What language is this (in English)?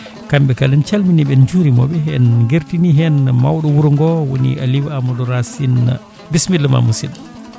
Fula